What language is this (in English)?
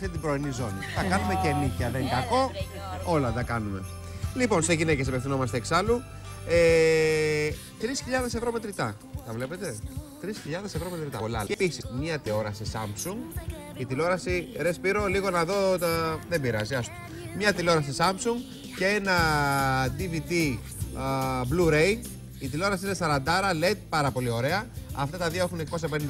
Greek